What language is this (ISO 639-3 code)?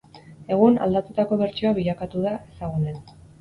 eus